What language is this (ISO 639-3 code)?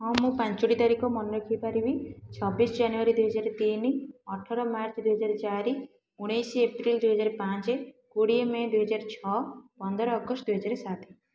ori